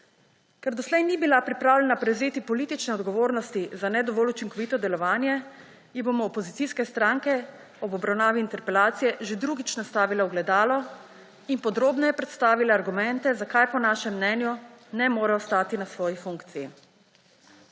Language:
Slovenian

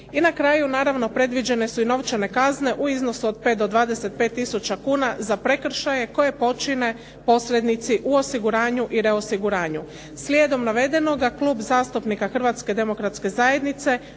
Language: Croatian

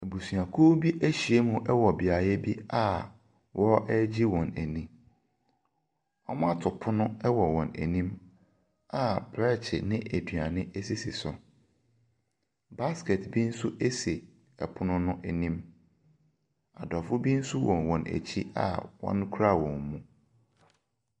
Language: Akan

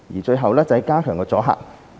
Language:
Cantonese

